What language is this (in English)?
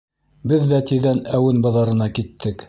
Bashkir